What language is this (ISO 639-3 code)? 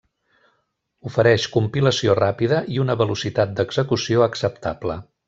cat